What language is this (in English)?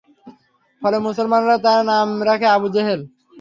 Bangla